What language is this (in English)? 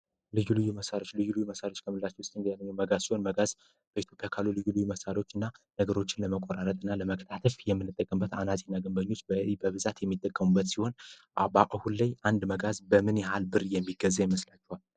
Amharic